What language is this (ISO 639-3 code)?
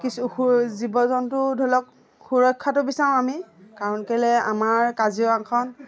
asm